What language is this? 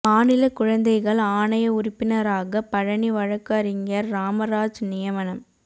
Tamil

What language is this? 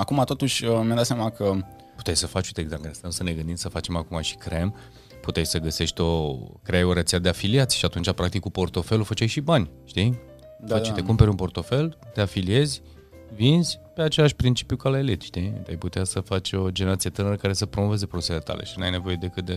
Romanian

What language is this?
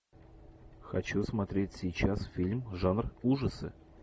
Russian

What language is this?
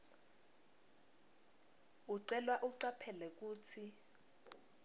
Swati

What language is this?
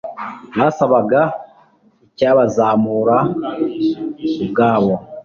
Kinyarwanda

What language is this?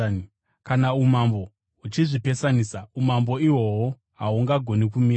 Shona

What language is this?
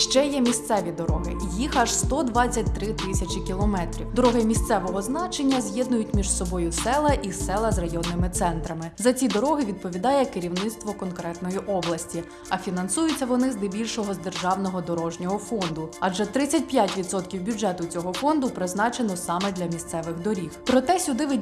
Ukrainian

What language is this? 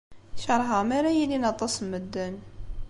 Kabyle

